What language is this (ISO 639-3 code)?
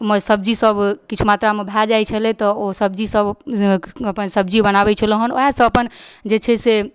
mai